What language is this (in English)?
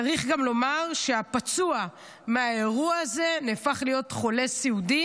Hebrew